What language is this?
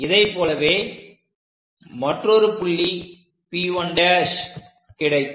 Tamil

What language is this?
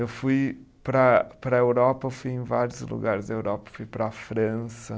Portuguese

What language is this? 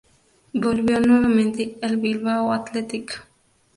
Spanish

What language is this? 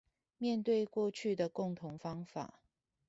Chinese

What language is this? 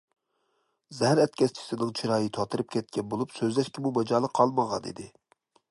Uyghur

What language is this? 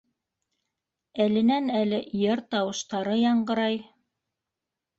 Bashkir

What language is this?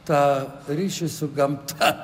Lithuanian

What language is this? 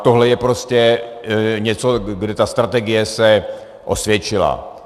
Czech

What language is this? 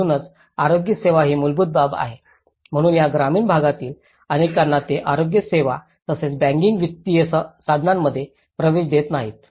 Marathi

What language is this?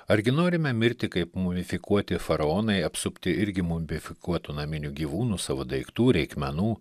Lithuanian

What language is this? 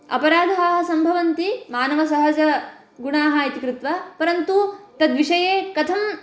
Sanskrit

